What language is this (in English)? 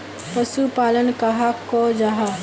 Magahi